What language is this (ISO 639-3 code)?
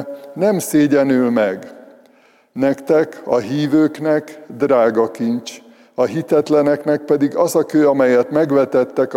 hun